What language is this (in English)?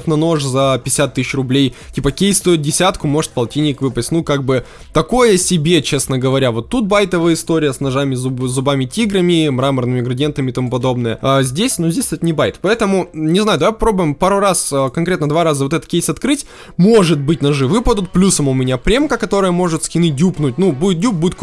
Russian